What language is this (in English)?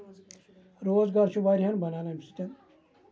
Kashmiri